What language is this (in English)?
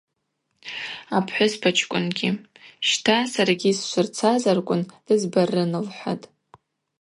Abaza